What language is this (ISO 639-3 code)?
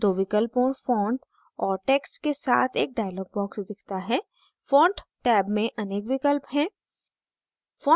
hin